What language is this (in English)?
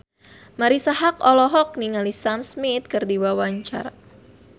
Sundanese